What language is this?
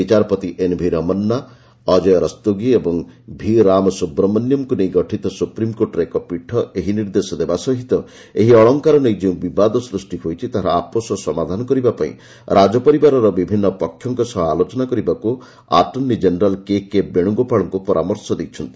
Odia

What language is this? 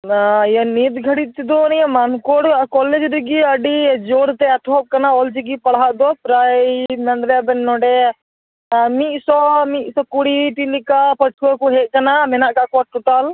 Santali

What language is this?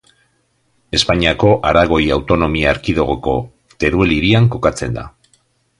Basque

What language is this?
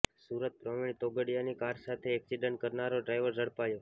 Gujarati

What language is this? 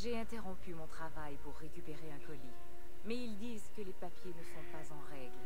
French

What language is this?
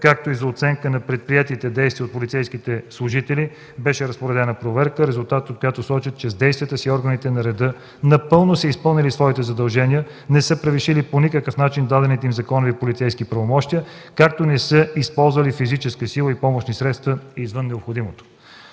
Bulgarian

